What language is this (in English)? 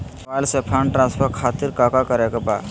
Magahi